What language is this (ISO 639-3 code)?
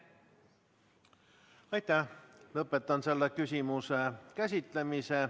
est